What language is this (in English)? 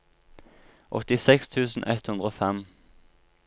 Norwegian